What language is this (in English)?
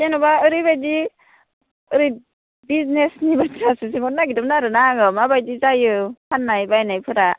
Bodo